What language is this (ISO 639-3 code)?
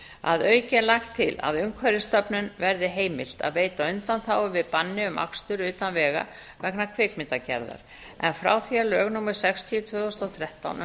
isl